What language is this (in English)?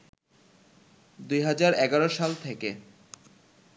Bangla